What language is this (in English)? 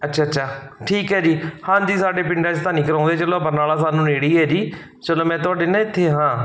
Punjabi